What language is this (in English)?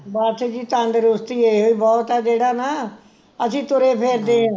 Punjabi